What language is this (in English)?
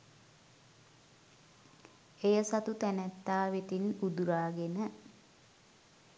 Sinhala